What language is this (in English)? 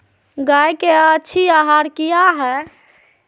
Magahi